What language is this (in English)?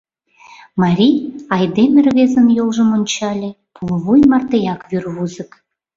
Mari